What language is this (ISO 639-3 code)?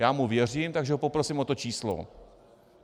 ces